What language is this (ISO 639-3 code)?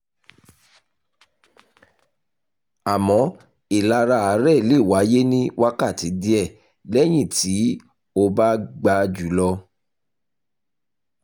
yor